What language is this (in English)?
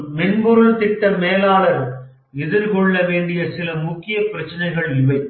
Tamil